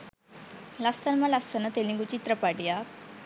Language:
Sinhala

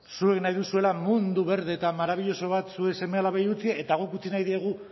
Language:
Basque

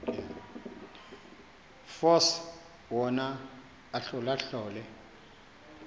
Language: Xhosa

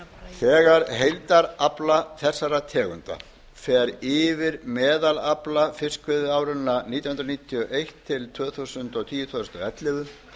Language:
Icelandic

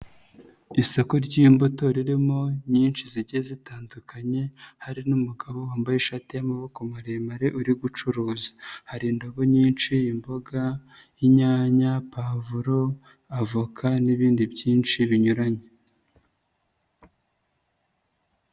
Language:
Kinyarwanda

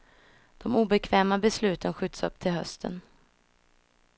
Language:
Swedish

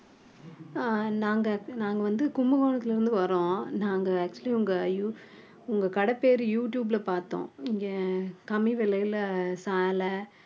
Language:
Tamil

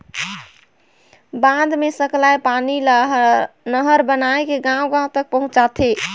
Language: Chhattisgarhi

